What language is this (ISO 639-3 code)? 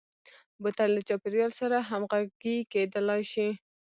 pus